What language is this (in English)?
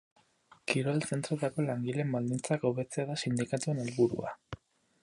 Basque